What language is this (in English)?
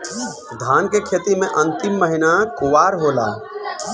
Bhojpuri